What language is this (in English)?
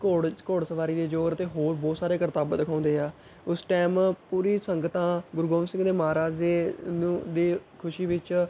Punjabi